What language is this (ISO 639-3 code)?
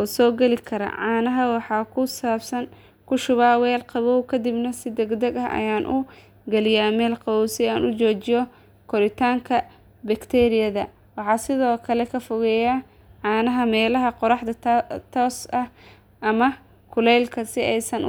som